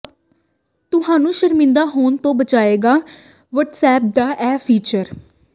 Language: Punjabi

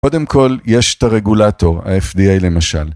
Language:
Hebrew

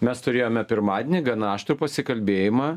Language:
Lithuanian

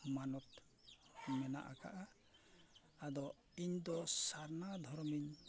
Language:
Santali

